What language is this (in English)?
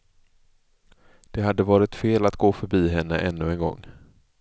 Swedish